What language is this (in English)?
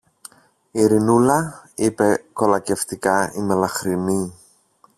Greek